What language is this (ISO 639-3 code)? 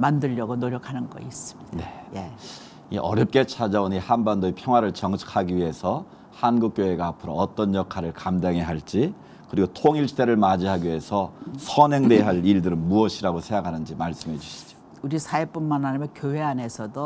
kor